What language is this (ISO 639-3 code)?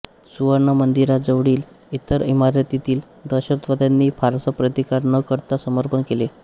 mar